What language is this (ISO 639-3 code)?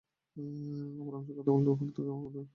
ben